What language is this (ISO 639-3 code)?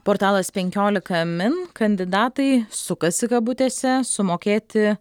lit